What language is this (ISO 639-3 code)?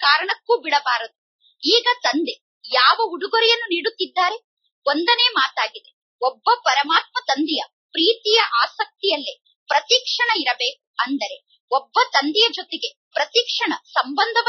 hin